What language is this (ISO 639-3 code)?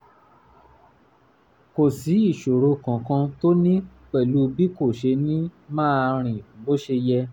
yor